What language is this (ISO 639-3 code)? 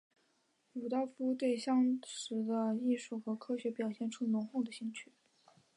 zho